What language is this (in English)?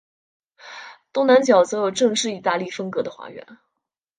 Chinese